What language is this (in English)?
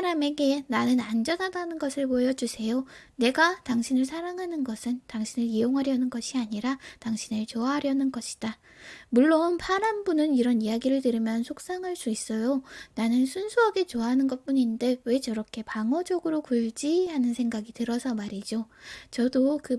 Korean